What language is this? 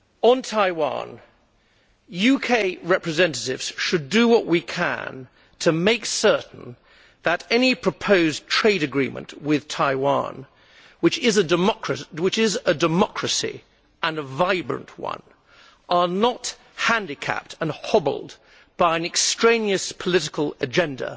English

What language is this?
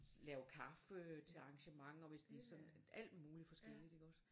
Danish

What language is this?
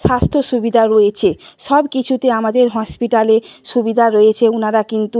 Bangla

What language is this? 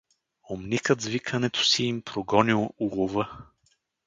Bulgarian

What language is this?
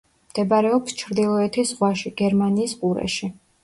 Georgian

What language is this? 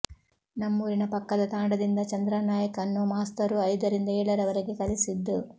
Kannada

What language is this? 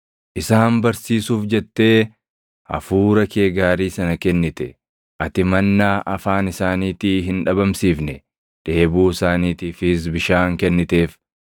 Oromo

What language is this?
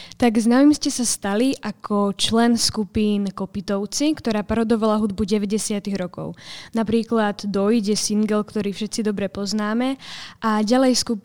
Slovak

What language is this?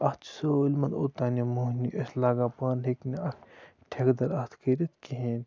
Kashmiri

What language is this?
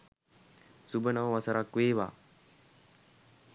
Sinhala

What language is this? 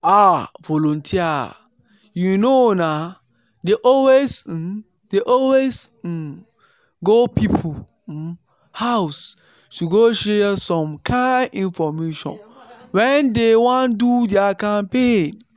Nigerian Pidgin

